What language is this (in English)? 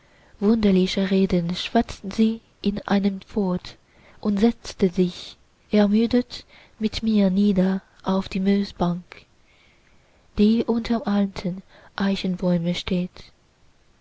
German